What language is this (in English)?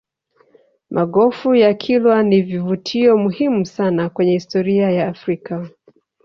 Swahili